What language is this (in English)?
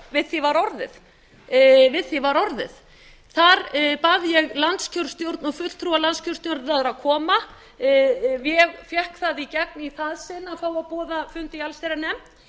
Icelandic